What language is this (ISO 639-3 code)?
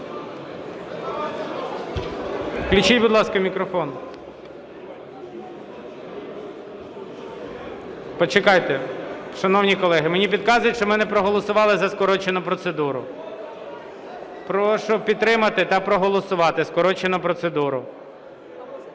ukr